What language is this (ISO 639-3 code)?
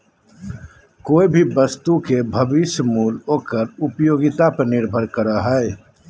mag